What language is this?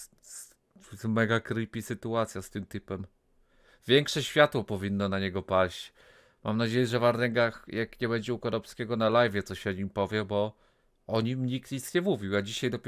Polish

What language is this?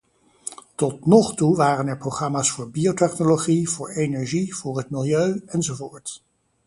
Dutch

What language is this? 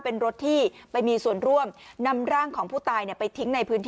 Thai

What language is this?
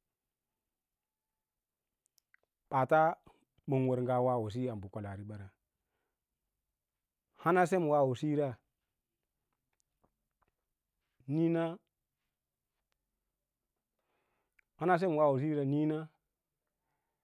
Lala-Roba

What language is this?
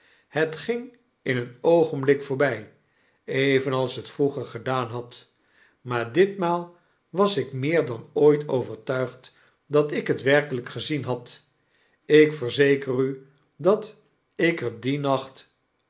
Dutch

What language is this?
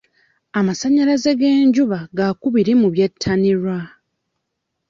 Ganda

